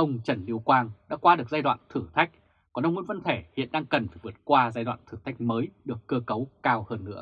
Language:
Vietnamese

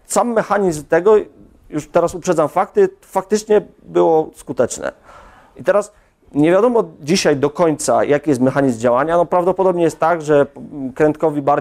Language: Polish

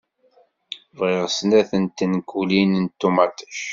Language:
Kabyle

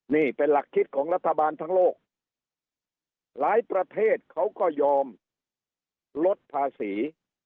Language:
Thai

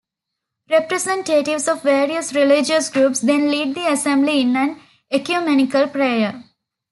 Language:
English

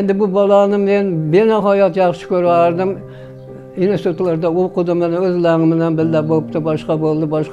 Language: Turkish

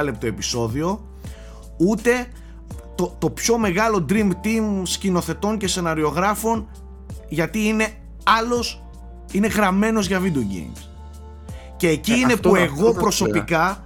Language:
Greek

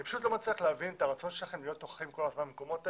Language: Hebrew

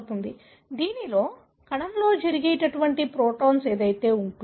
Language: Telugu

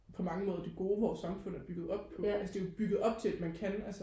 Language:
Danish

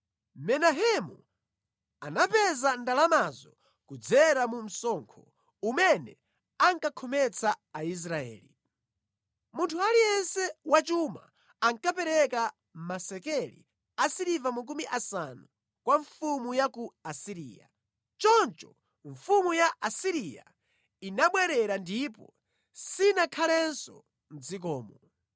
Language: Nyanja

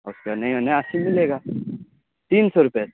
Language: Urdu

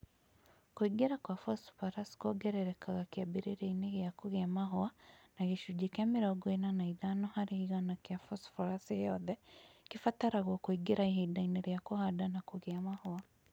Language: Kikuyu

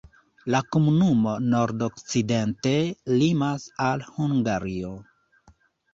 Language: Esperanto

